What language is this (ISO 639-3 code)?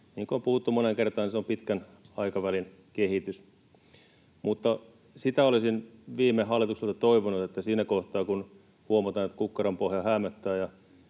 fin